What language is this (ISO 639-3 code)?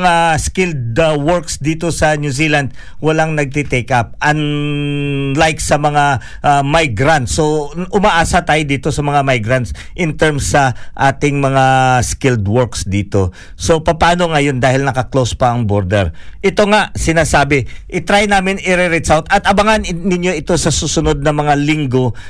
fil